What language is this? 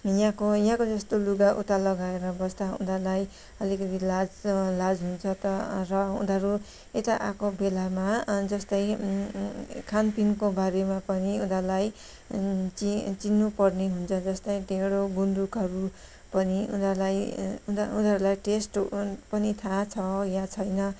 Nepali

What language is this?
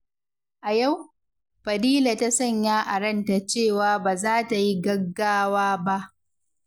Hausa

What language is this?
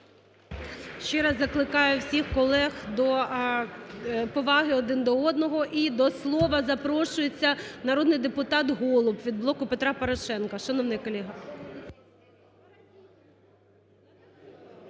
Ukrainian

